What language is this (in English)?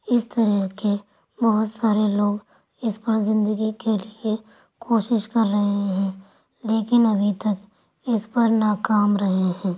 Urdu